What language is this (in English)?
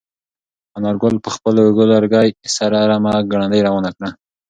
Pashto